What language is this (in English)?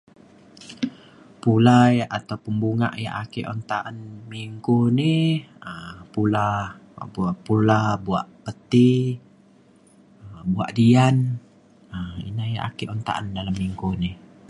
Mainstream Kenyah